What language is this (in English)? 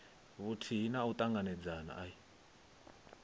Venda